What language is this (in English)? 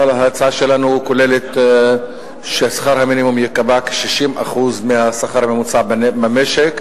Hebrew